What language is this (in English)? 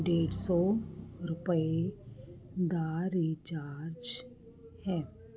Punjabi